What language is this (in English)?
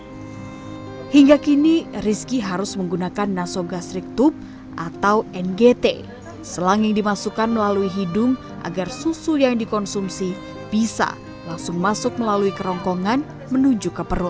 Indonesian